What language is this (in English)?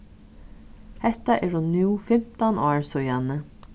Faroese